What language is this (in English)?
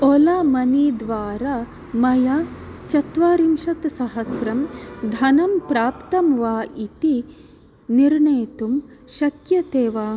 Sanskrit